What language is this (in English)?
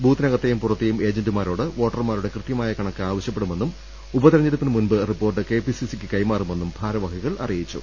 Malayalam